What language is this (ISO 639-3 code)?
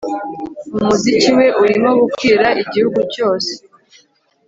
kin